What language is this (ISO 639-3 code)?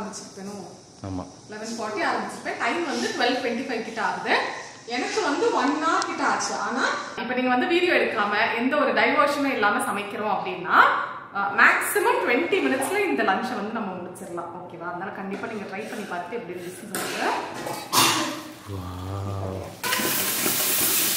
tam